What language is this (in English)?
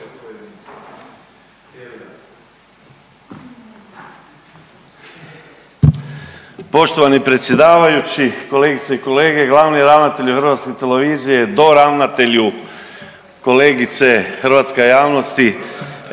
Croatian